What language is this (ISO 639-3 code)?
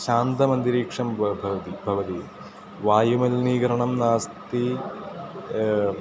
san